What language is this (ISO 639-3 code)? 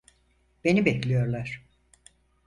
tur